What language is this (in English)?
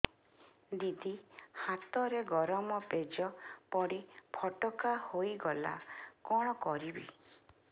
Odia